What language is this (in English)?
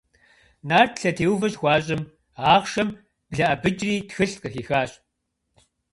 Kabardian